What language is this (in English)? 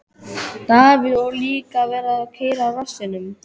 Icelandic